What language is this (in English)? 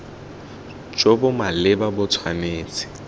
Tswana